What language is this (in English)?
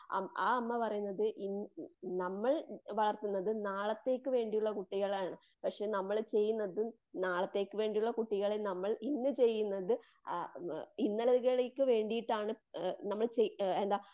Malayalam